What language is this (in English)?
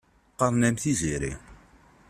Kabyle